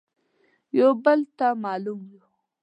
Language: Pashto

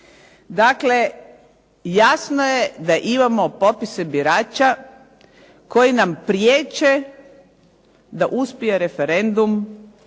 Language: Croatian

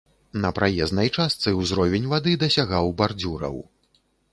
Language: Belarusian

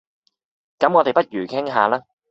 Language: Cantonese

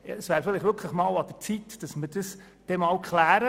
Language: Swiss German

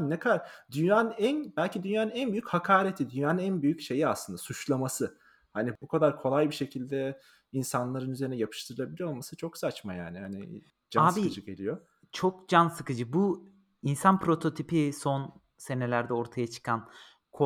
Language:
Turkish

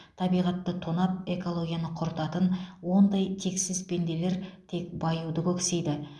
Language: Kazakh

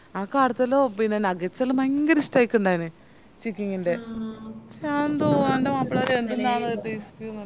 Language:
Malayalam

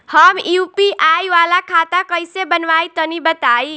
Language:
Bhojpuri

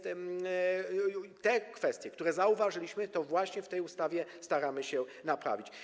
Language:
Polish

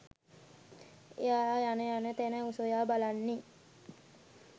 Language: Sinhala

